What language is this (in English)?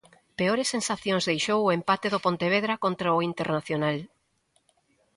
Galician